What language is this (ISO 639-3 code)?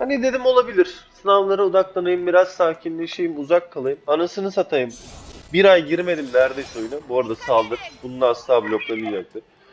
tur